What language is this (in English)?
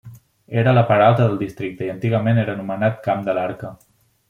Catalan